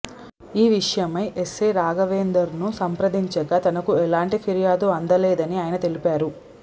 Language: Telugu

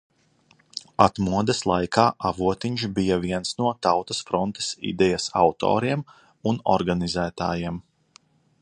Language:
Latvian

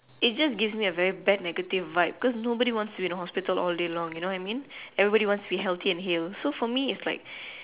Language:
English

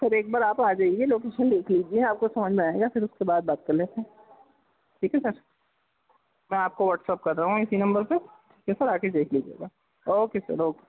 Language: Urdu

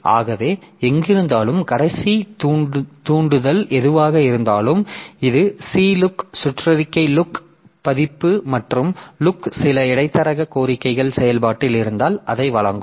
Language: Tamil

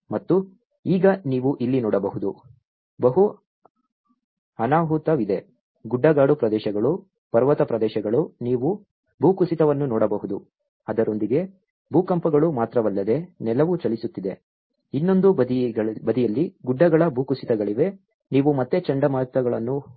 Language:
Kannada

